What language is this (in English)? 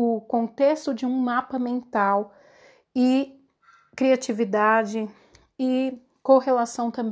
Portuguese